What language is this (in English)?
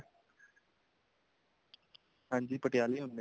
Punjabi